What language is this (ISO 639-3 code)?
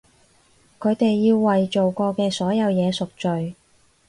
yue